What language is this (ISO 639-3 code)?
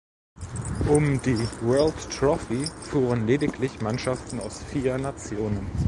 deu